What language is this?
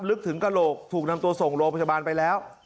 Thai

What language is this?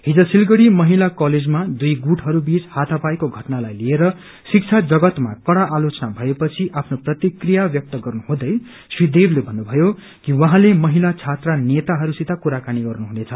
Nepali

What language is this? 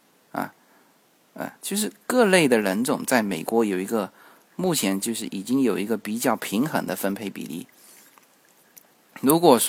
Chinese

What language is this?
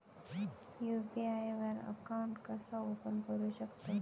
Marathi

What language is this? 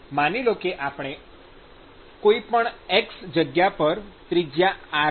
Gujarati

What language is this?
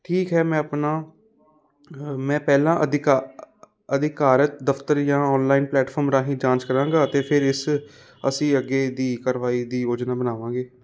Punjabi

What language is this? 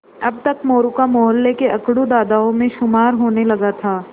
Hindi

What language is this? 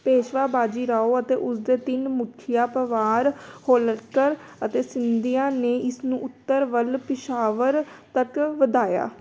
Punjabi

